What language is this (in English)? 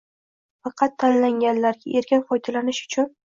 Uzbek